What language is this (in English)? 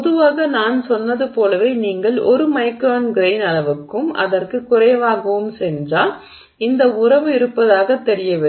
Tamil